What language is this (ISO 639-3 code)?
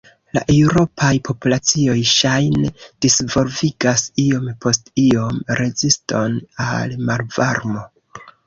epo